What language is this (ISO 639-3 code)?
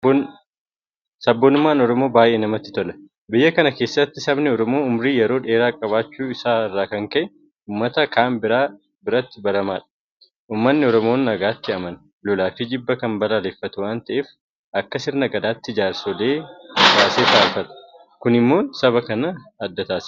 orm